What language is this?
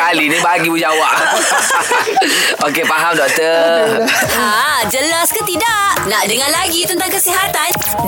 Malay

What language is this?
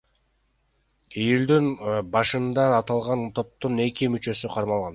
Kyrgyz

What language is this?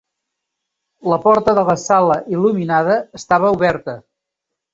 Catalan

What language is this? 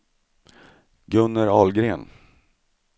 Swedish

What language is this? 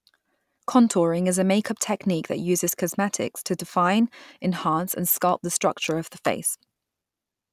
English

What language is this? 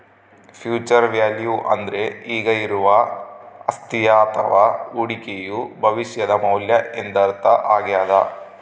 Kannada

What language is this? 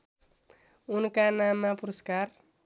Nepali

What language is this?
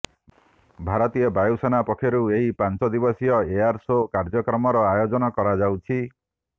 Odia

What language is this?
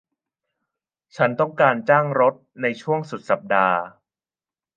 Thai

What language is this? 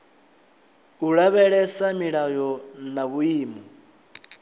Venda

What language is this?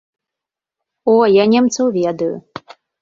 Belarusian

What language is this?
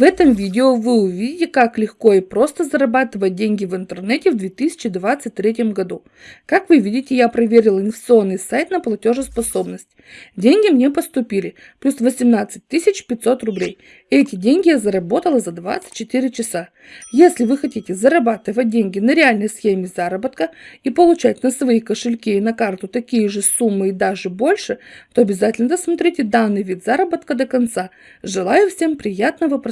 Russian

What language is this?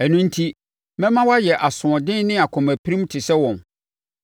Akan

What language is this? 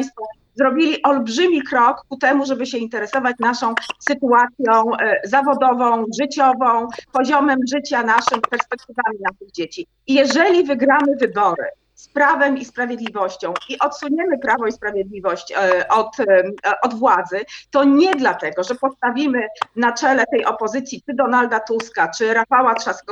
Polish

